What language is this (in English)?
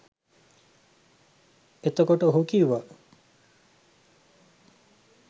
Sinhala